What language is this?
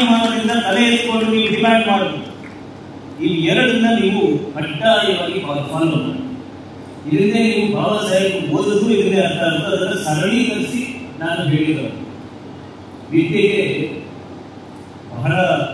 Kannada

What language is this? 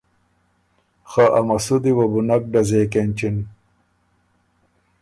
Ormuri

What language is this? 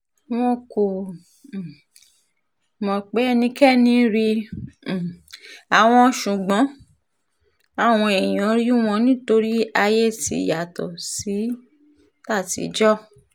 Yoruba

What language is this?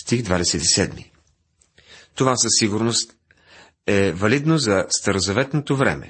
Bulgarian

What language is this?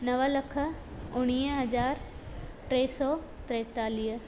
Sindhi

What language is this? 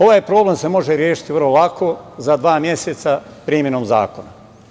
Serbian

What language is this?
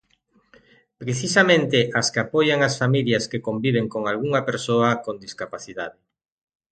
Galician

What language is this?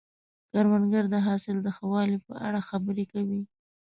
Pashto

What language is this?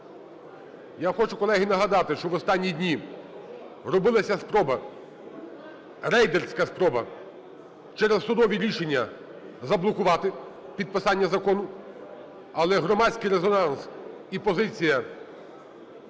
Ukrainian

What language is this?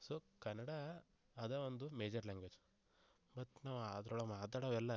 Kannada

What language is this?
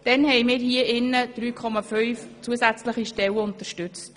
Swiss German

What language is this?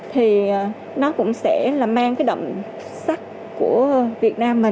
Vietnamese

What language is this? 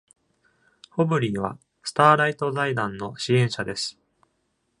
Japanese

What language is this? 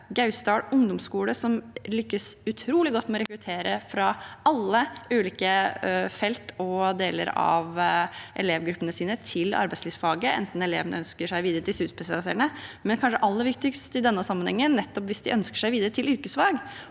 Norwegian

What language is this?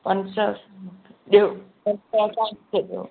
Sindhi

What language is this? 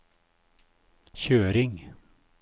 Norwegian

